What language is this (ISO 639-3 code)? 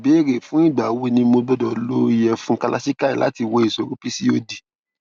yor